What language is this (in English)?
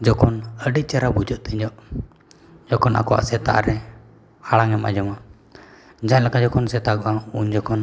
Santali